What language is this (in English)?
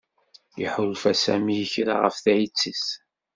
Kabyle